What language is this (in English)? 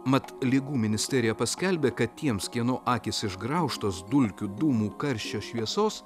Lithuanian